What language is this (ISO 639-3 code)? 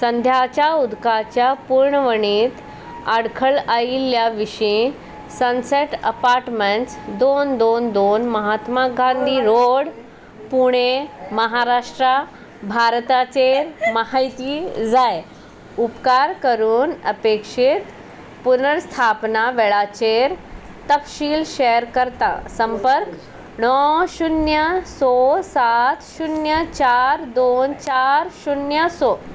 kok